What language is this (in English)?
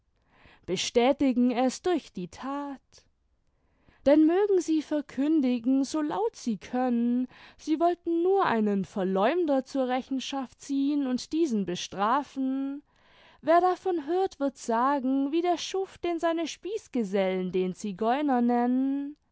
German